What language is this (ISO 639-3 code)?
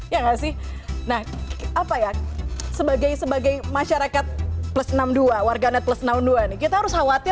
ind